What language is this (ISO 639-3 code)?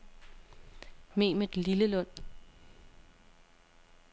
dan